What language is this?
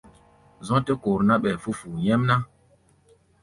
Gbaya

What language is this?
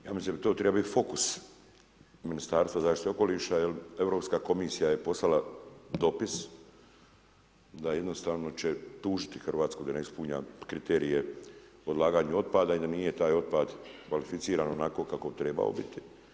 Croatian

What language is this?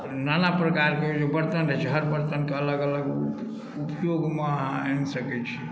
Maithili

